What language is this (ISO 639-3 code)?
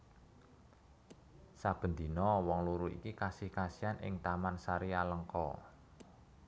jav